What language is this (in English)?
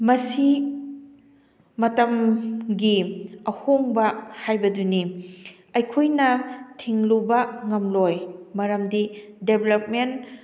Manipuri